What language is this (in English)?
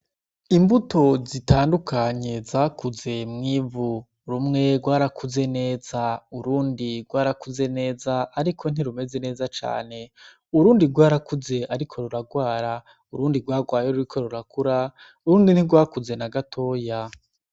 Rundi